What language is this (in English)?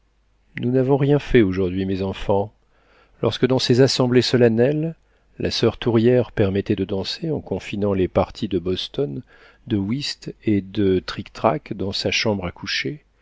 French